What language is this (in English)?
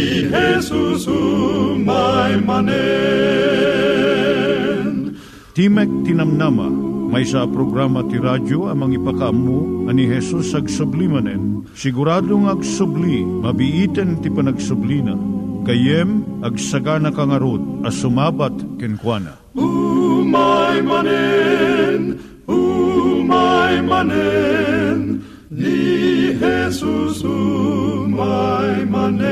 Filipino